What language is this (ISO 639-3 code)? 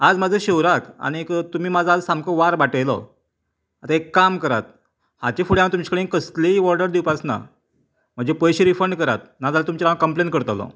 kok